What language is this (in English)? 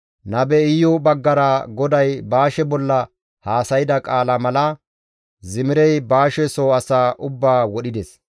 Gamo